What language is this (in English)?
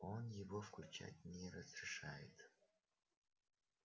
Russian